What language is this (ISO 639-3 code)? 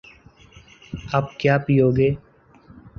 urd